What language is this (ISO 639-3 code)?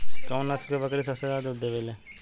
bho